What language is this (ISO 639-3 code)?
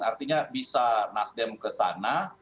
ind